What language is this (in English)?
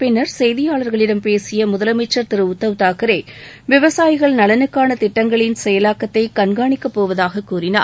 Tamil